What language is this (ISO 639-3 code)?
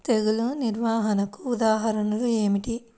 tel